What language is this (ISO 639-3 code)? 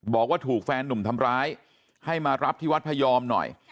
tha